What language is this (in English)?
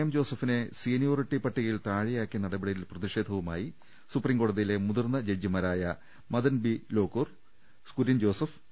Malayalam